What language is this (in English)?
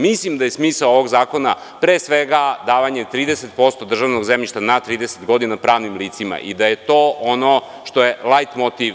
Serbian